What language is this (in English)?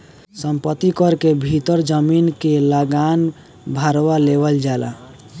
Bhojpuri